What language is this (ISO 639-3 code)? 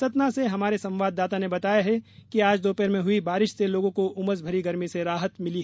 hin